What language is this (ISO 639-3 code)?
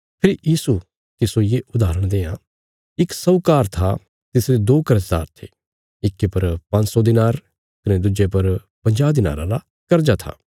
kfs